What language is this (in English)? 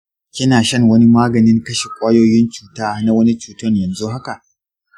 Hausa